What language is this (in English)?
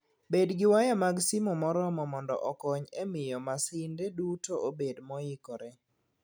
Luo (Kenya and Tanzania)